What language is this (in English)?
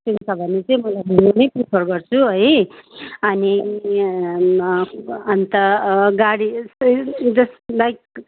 Nepali